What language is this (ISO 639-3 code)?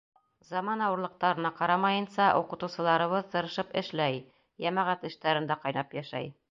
bak